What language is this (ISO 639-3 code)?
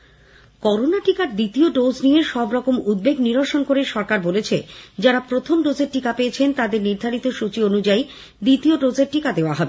ben